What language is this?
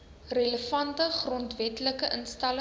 Afrikaans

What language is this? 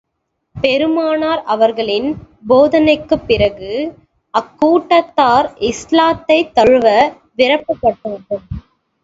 Tamil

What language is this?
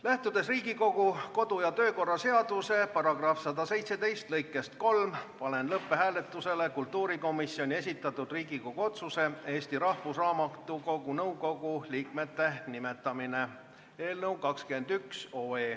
Estonian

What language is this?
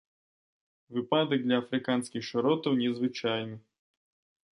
Belarusian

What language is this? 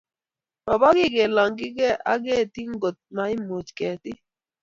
Kalenjin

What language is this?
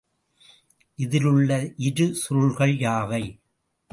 Tamil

